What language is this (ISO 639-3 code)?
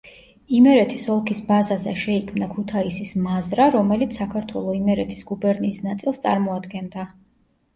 kat